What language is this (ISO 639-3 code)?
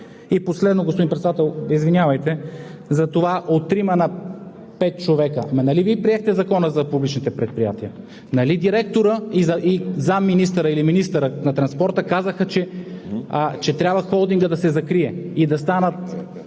bul